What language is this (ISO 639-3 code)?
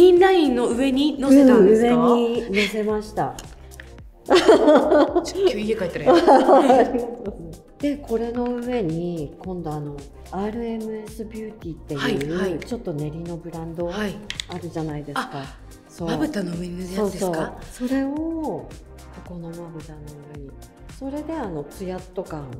jpn